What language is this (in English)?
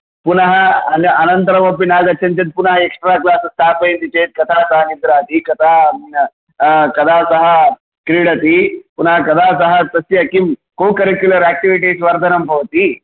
Sanskrit